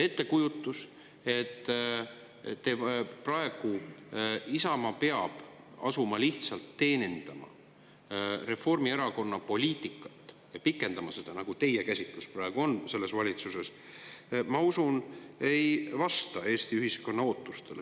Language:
Estonian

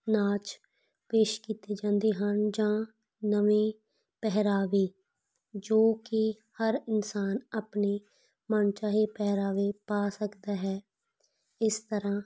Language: Punjabi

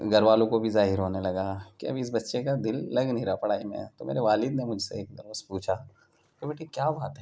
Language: Urdu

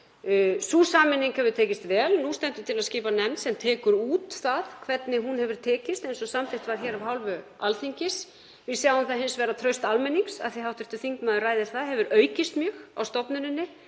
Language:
Icelandic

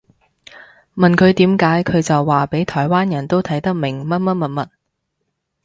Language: Cantonese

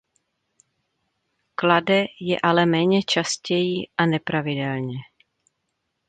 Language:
Czech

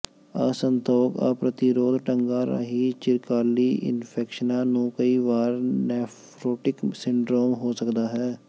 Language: Punjabi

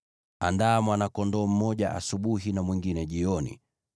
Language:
Swahili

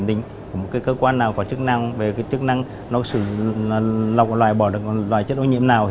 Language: Vietnamese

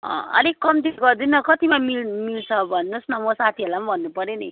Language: Nepali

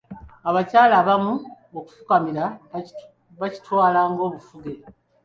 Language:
Ganda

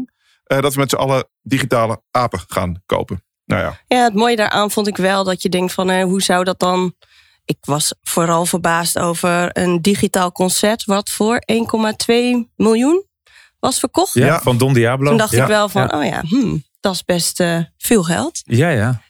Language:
Dutch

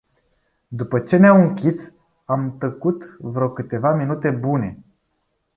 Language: Romanian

